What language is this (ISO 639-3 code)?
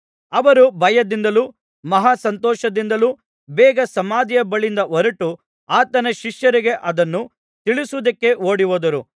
kan